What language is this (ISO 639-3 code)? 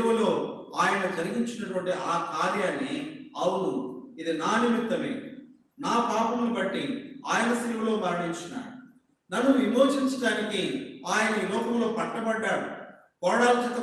tel